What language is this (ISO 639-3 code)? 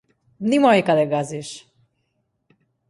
mkd